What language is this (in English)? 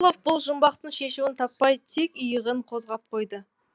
Kazakh